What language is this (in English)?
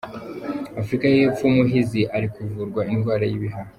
Kinyarwanda